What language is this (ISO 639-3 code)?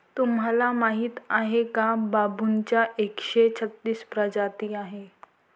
mar